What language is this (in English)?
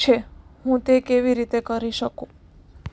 Gujarati